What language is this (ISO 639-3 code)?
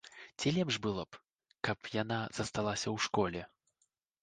bel